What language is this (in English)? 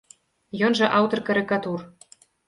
Belarusian